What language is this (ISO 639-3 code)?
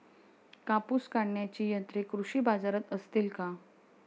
mar